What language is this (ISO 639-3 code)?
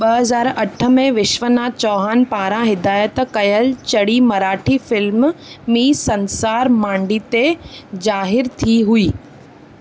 snd